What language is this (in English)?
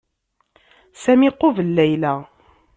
Kabyle